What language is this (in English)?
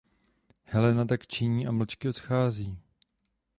Czech